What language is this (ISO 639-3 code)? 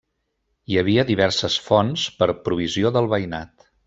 cat